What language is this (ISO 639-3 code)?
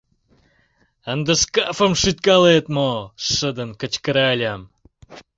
chm